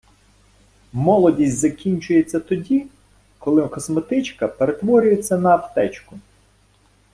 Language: Ukrainian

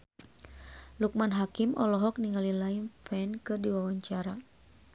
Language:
Sundanese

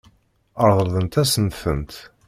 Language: Kabyle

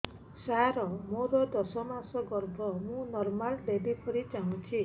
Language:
Odia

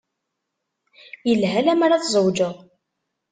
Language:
Kabyle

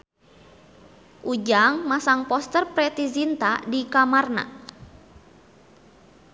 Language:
Sundanese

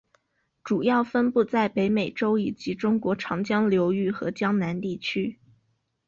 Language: Chinese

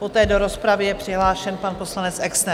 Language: Czech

